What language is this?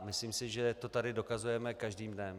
Czech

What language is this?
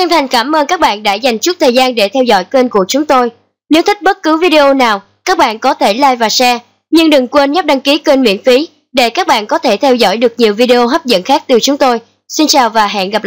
Vietnamese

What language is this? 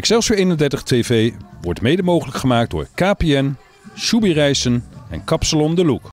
Dutch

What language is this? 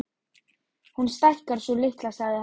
Icelandic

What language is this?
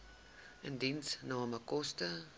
Afrikaans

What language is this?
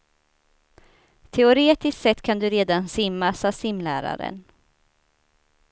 Swedish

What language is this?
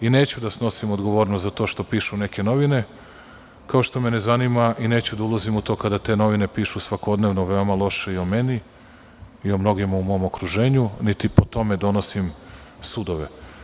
Serbian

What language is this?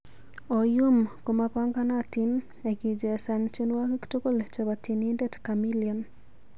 Kalenjin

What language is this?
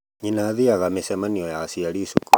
Kikuyu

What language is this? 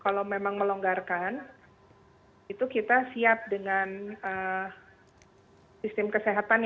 Indonesian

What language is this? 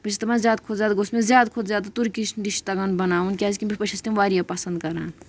Kashmiri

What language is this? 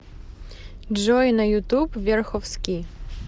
Russian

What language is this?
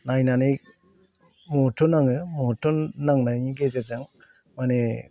Bodo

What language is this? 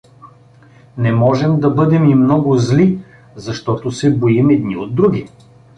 Bulgarian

